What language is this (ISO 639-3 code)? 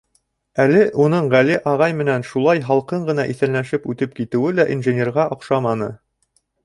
bak